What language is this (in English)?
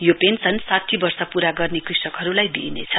Nepali